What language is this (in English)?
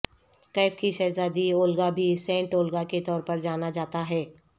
Urdu